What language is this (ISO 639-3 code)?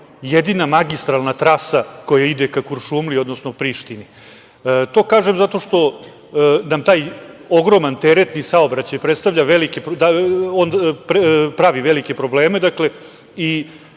srp